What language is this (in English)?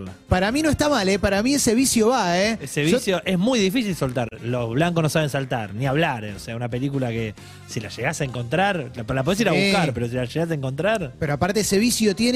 Spanish